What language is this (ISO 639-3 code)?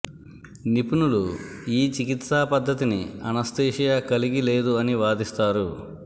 tel